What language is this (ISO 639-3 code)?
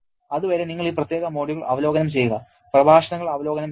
mal